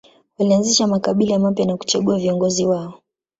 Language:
Swahili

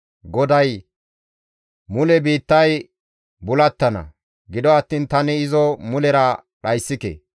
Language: Gamo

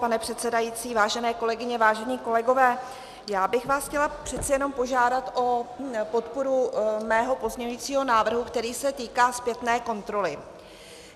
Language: Czech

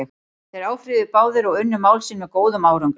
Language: Icelandic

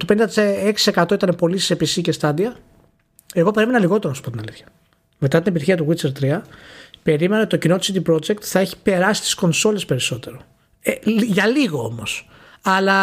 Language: Greek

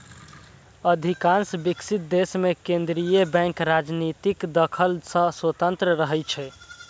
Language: Maithili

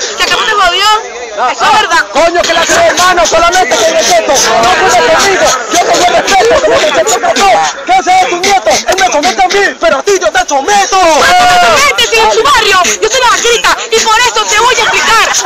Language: Spanish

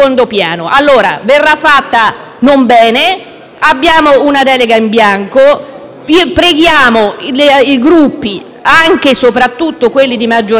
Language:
Italian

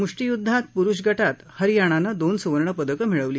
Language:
Marathi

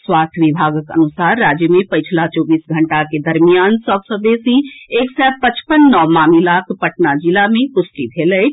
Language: Maithili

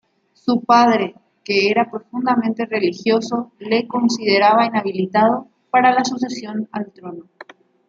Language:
Spanish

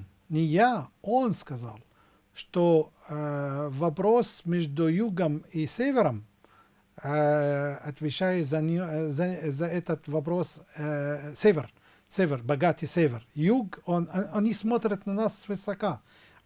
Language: Russian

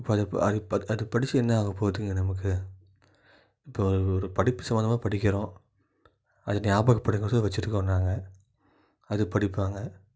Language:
Tamil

